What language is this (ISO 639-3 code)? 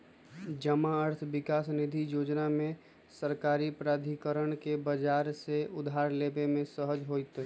mag